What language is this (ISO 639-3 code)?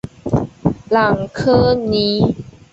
zho